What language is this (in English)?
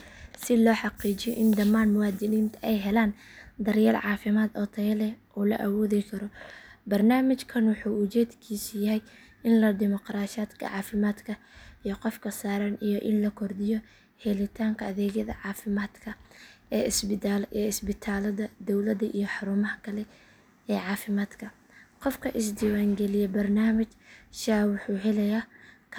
Somali